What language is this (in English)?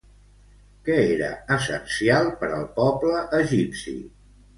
Catalan